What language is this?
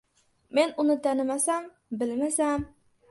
Uzbek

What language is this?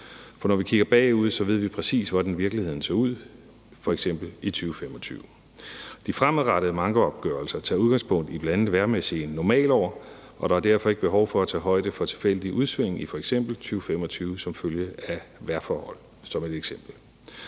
Danish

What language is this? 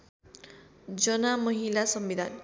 Nepali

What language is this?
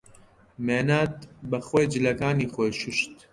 Central Kurdish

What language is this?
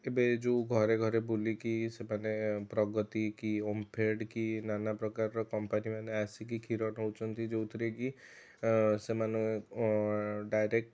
Odia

